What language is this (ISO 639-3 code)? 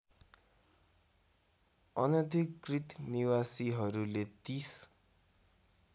nep